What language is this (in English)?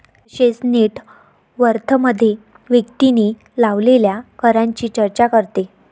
Marathi